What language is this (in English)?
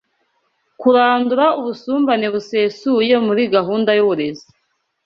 Kinyarwanda